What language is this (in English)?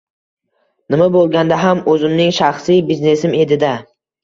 Uzbek